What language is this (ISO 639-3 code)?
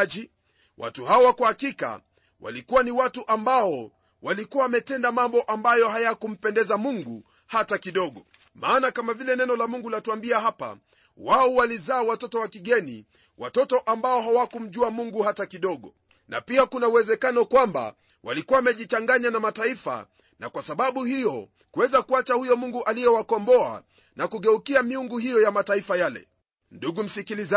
swa